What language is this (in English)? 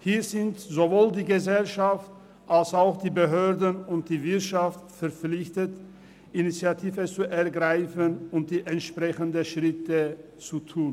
Swiss German